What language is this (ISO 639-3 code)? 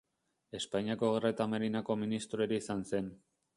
eus